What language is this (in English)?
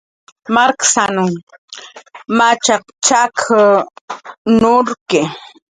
Jaqaru